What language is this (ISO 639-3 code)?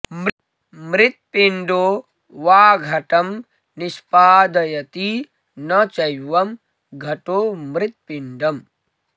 san